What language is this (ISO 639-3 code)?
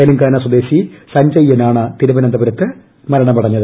mal